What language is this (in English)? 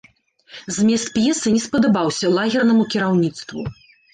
Belarusian